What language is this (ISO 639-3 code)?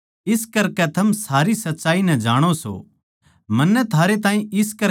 bgc